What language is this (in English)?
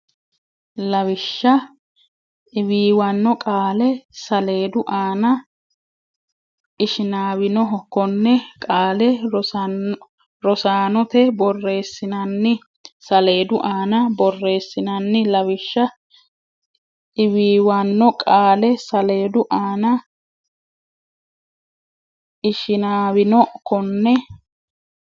Sidamo